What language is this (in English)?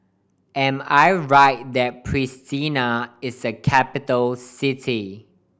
English